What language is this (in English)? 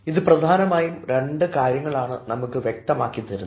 Malayalam